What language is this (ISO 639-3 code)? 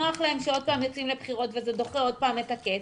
heb